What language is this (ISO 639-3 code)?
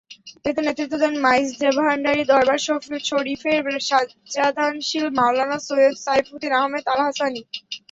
ben